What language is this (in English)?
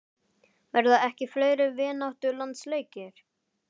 Icelandic